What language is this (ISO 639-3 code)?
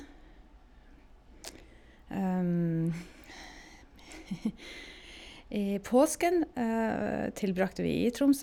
nor